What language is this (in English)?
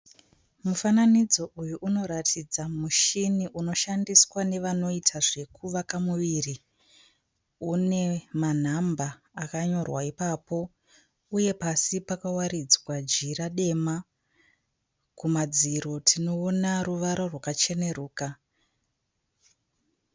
Shona